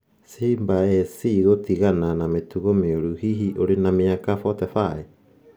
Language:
Kikuyu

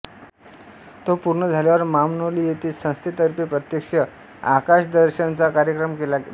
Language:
Marathi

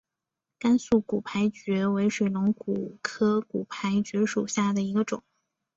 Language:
Chinese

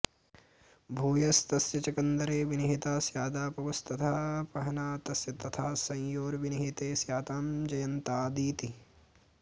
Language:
Sanskrit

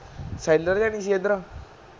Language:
Punjabi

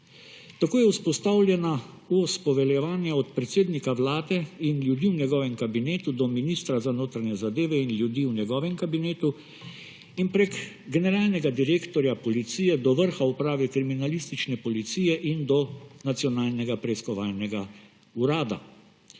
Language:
Slovenian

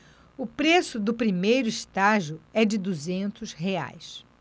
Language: Portuguese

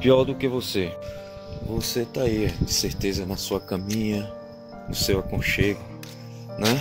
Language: Portuguese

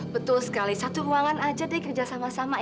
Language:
Indonesian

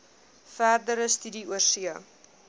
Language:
Afrikaans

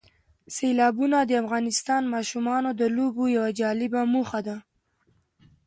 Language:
Pashto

